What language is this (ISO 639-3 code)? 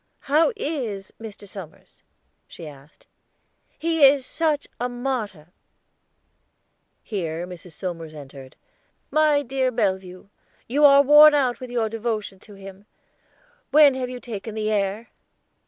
eng